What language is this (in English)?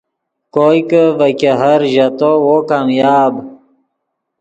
Yidgha